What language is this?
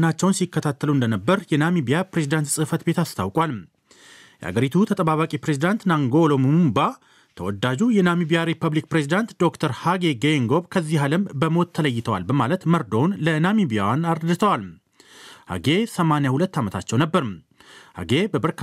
Amharic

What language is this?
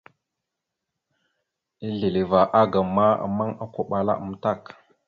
Mada (Cameroon)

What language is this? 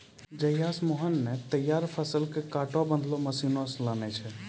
Maithili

